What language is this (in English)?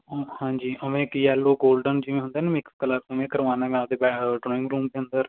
Punjabi